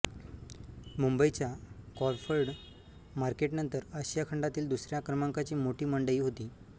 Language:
Marathi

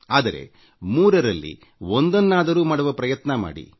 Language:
Kannada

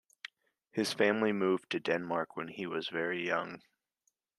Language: English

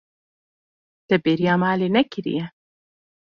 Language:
Kurdish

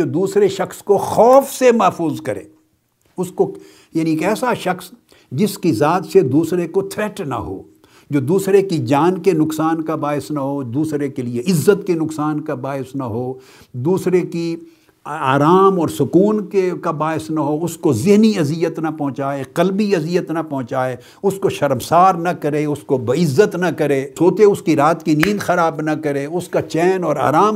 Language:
Urdu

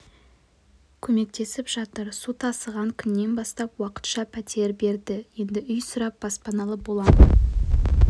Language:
Kazakh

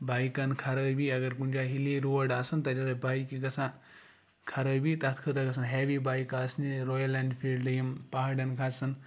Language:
Kashmiri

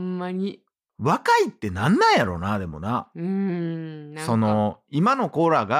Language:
Japanese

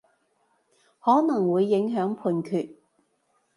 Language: Cantonese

